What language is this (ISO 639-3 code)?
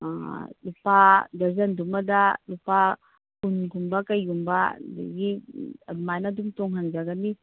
mni